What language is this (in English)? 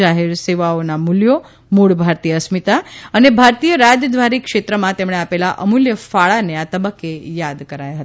Gujarati